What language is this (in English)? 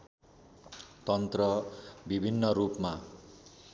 Nepali